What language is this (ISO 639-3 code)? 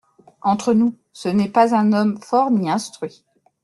fra